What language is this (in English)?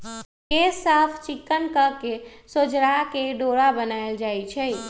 Magahi